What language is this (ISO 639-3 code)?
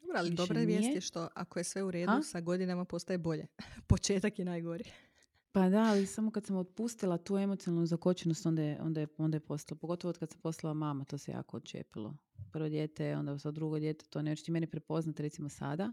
hrv